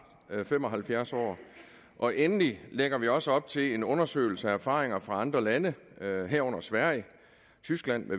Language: Danish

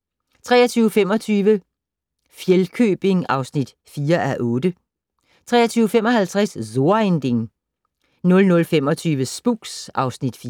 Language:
Danish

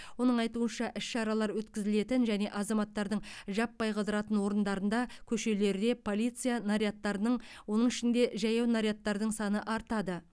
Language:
Kazakh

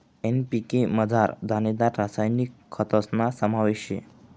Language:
Marathi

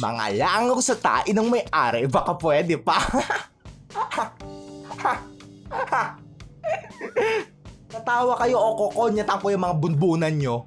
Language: Filipino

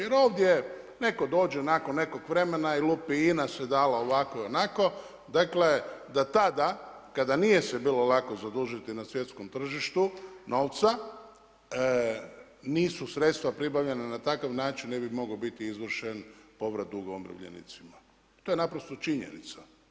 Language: Croatian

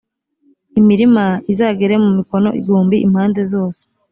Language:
Kinyarwanda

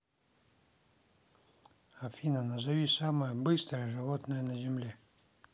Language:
Russian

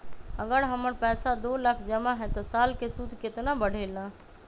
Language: Magahi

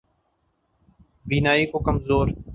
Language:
Urdu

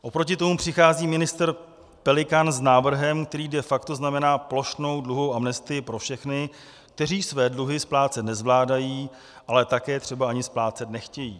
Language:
Czech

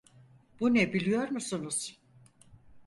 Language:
Turkish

